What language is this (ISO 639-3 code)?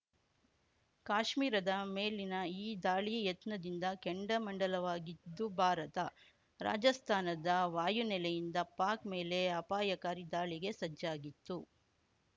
kan